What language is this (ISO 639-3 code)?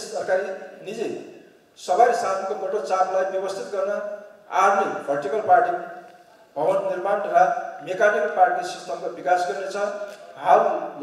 tur